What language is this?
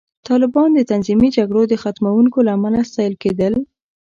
Pashto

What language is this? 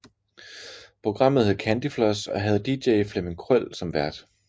Danish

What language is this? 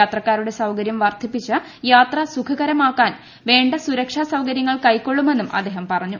Malayalam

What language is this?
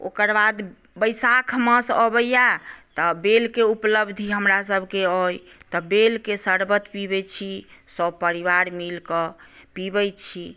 Maithili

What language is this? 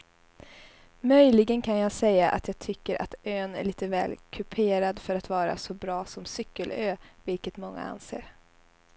Swedish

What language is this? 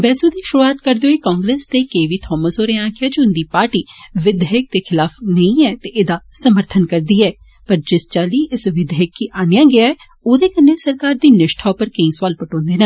Dogri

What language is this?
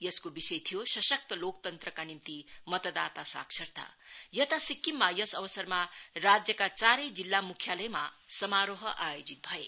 Nepali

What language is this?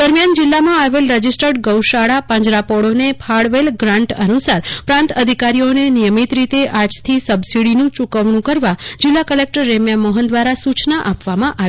Gujarati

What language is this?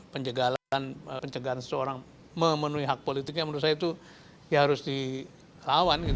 Indonesian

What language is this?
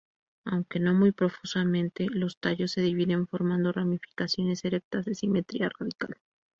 Spanish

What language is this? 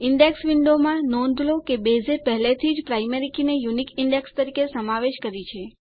Gujarati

